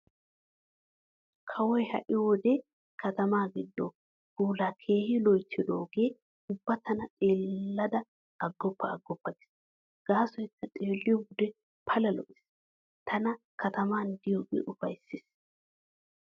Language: Wolaytta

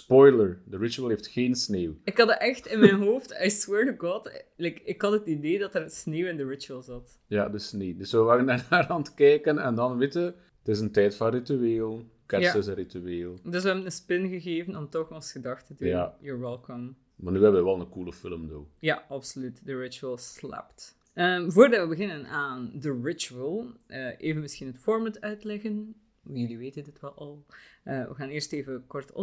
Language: Dutch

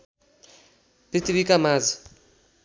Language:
Nepali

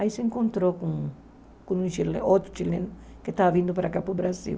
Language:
Portuguese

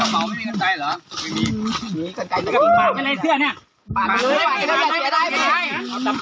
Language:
Thai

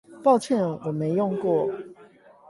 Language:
Chinese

